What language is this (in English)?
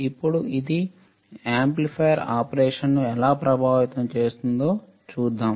Telugu